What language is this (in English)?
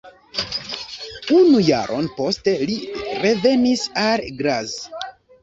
Esperanto